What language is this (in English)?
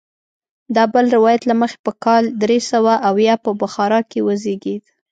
Pashto